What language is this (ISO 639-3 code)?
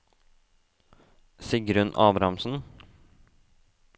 nor